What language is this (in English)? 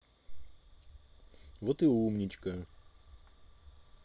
Russian